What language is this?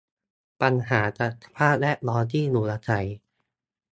Thai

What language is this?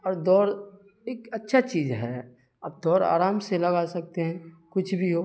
Urdu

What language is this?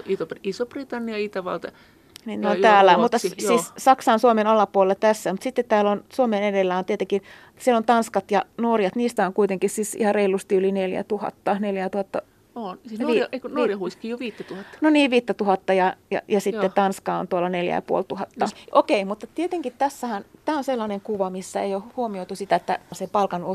Finnish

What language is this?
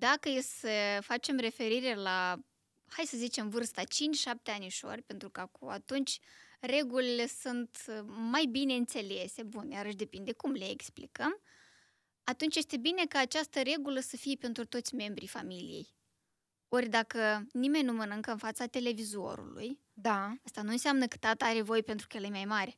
Romanian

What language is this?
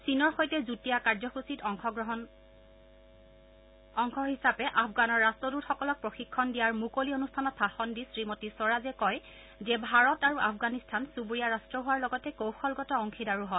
Assamese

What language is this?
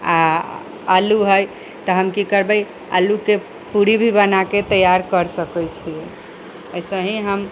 Maithili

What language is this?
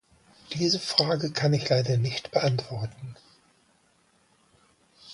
German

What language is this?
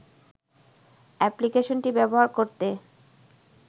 Bangla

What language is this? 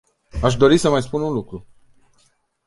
Romanian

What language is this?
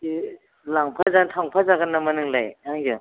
Bodo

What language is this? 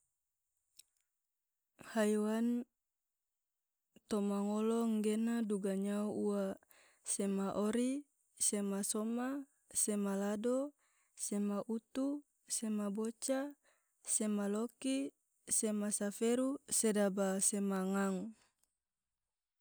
Tidore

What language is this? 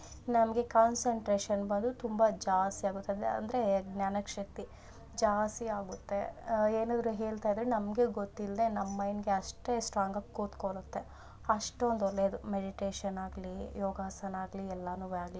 Kannada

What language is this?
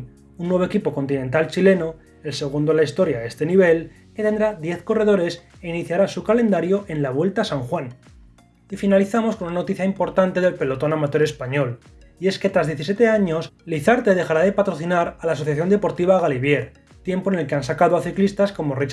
Spanish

